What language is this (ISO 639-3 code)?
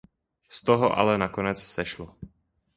ces